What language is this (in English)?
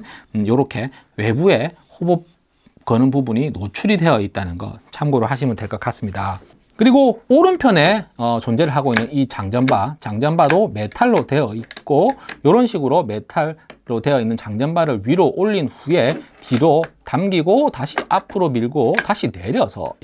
Korean